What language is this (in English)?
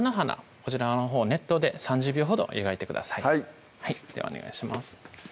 Japanese